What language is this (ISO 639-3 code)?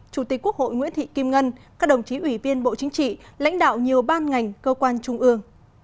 vie